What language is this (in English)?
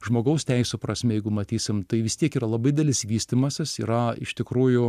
Lithuanian